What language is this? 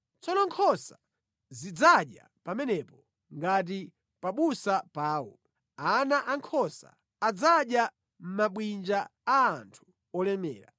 Nyanja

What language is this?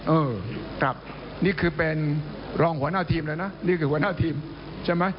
Thai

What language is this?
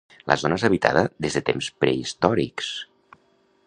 Catalan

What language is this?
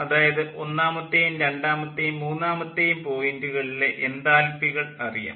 Malayalam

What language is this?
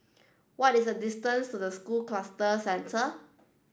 English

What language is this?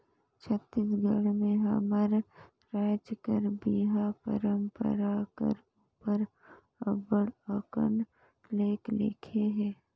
Chhattisgarhi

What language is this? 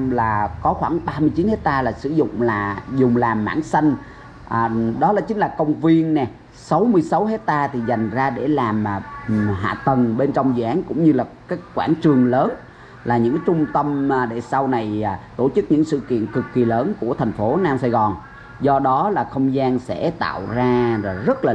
Vietnamese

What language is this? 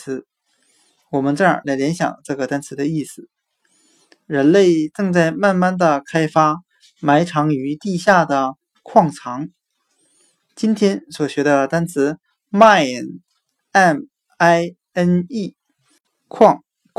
Chinese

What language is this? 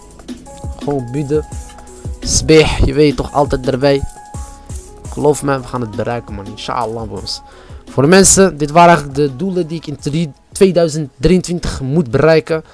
Dutch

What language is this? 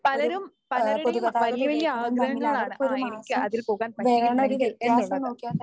Malayalam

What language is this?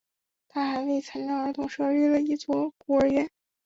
Chinese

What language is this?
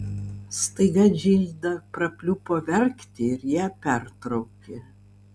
Lithuanian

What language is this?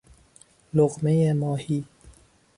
Persian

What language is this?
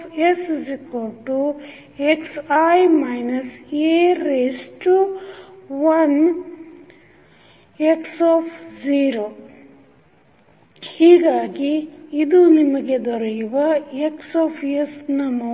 Kannada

